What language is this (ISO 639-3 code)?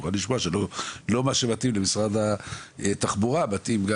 heb